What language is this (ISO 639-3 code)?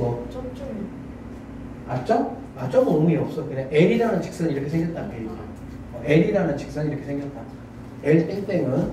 kor